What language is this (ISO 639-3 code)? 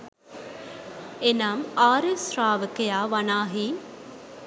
sin